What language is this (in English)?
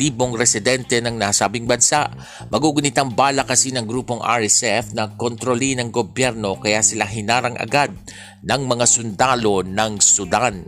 Filipino